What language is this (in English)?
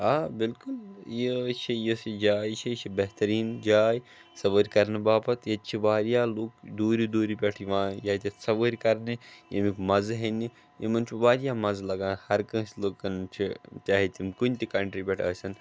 Kashmiri